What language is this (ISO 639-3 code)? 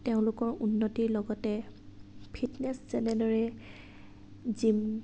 asm